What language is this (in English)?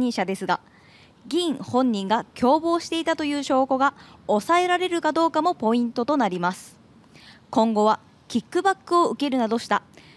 Japanese